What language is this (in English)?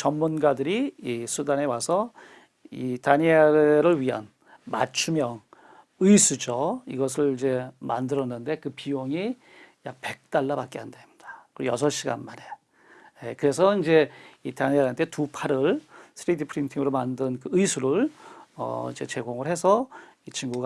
Korean